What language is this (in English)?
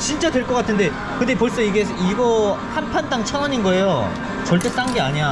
Korean